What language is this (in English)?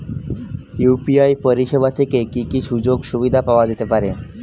Bangla